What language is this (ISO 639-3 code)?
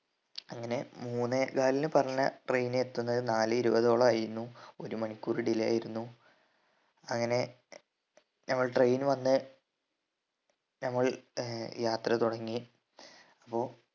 mal